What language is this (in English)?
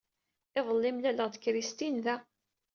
Kabyle